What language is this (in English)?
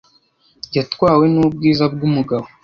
Kinyarwanda